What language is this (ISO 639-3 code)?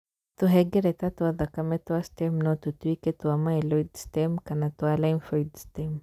kik